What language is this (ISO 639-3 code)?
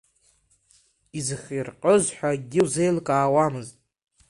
abk